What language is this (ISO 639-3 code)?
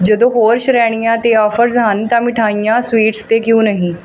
pan